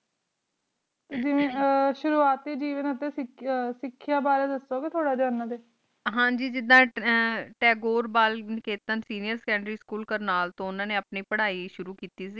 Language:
Punjabi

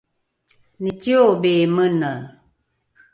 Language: Rukai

